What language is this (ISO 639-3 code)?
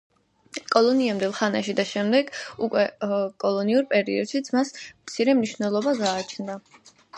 kat